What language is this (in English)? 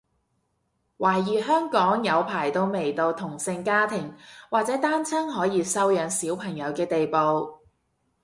Cantonese